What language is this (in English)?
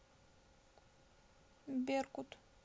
Russian